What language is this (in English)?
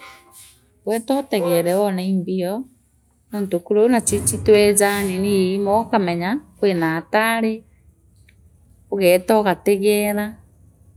Meru